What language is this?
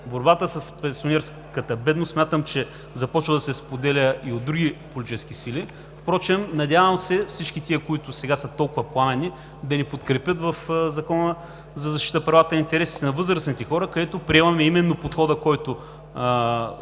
Bulgarian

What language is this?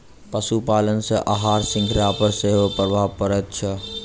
Maithili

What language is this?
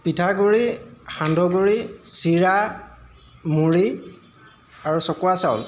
Assamese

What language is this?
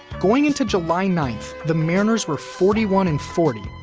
English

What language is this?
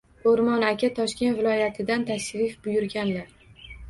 Uzbek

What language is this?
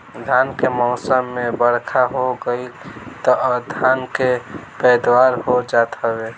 Bhojpuri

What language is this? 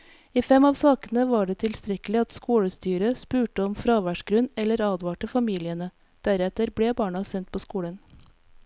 Norwegian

